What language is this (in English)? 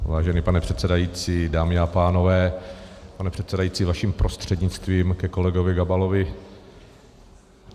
Czech